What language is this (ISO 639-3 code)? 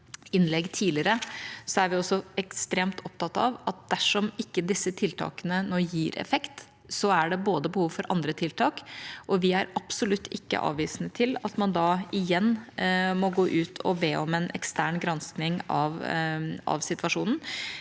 nor